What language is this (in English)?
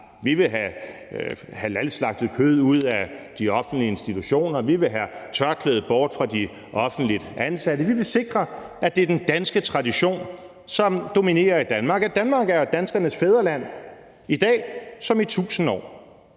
Danish